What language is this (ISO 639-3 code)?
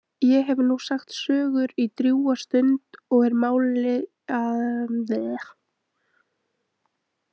isl